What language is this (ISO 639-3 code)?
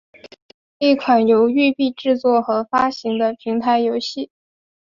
zho